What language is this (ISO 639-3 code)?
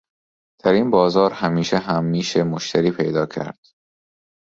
fas